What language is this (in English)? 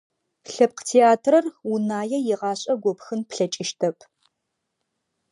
Adyghe